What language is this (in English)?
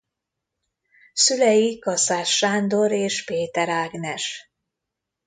Hungarian